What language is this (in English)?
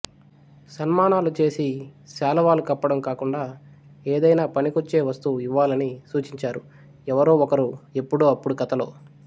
Telugu